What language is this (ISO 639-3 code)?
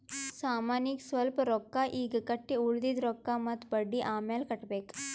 kan